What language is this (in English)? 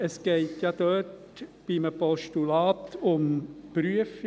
Swiss German